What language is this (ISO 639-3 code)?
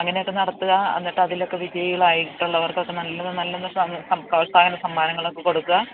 mal